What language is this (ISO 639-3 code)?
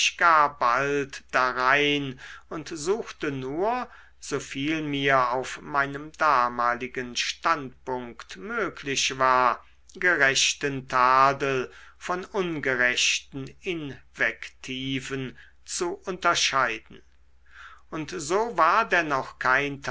deu